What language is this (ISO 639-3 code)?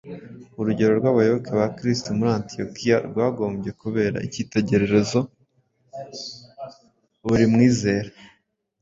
kin